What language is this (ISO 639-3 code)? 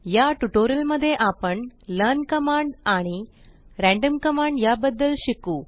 mar